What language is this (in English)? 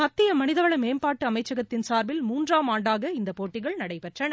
Tamil